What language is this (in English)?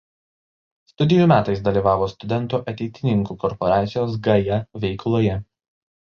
Lithuanian